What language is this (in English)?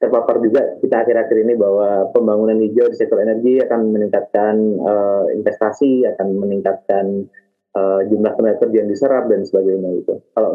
Indonesian